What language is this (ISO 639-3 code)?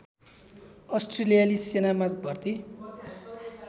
nep